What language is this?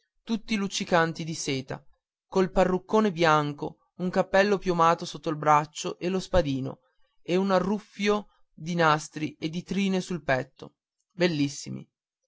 Italian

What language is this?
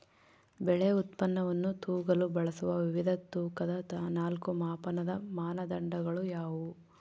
Kannada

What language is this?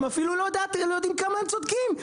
Hebrew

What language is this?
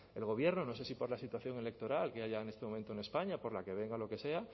Spanish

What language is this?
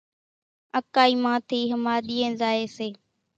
Kachi Koli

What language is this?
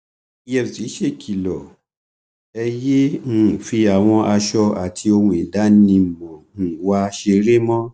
Yoruba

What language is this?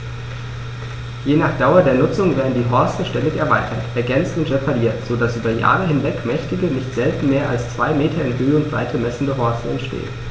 German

